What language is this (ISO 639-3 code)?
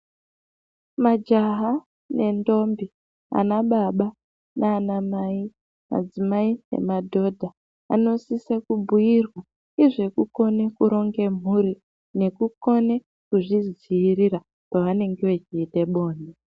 ndc